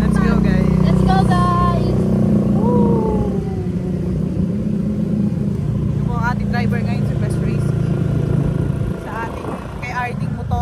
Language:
Filipino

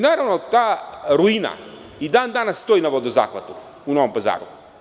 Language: Serbian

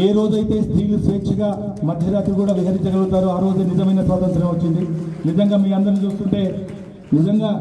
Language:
Telugu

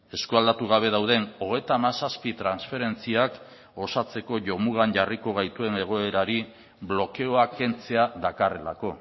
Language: Basque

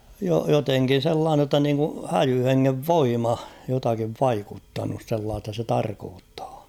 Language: Finnish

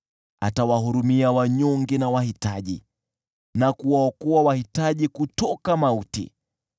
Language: Swahili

